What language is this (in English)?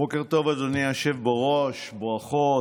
Hebrew